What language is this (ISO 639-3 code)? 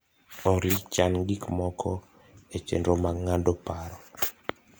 luo